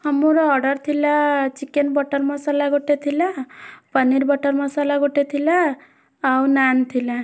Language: Odia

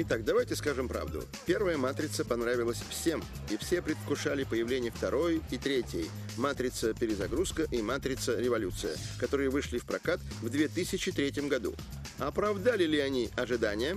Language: Russian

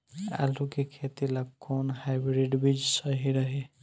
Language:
Bhojpuri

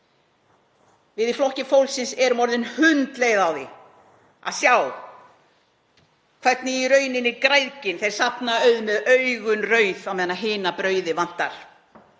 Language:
Icelandic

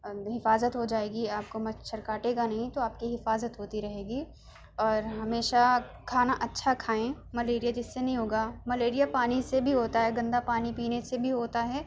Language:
Urdu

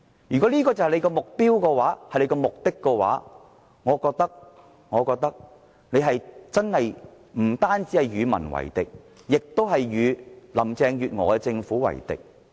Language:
Cantonese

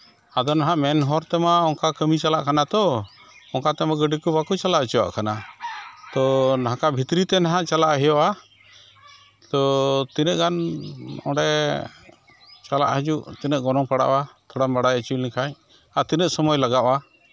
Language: Santali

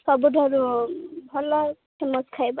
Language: Odia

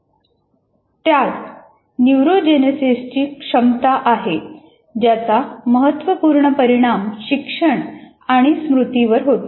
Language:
Marathi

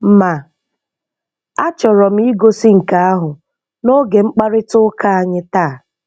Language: Igbo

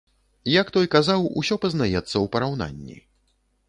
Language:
Belarusian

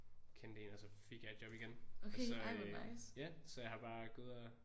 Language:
Danish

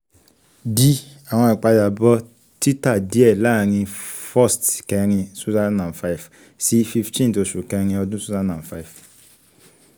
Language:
Yoruba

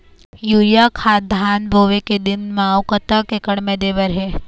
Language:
Chhattisgarhi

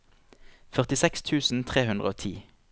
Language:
Norwegian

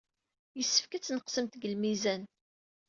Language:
Kabyle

